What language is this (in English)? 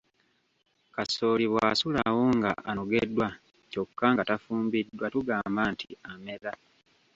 Ganda